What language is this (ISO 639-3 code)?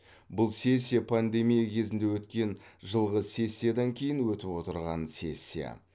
kaz